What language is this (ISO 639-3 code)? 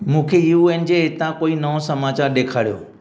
snd